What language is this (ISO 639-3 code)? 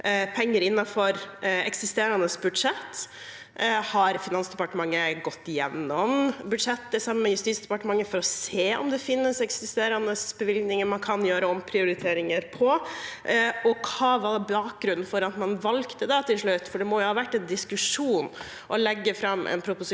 nor